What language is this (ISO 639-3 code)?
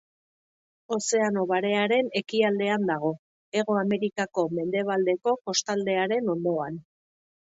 eus